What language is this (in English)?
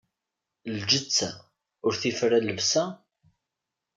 Kabyle